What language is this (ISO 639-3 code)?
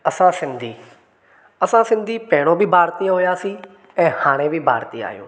snd